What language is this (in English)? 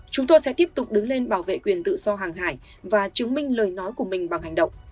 Vietnamese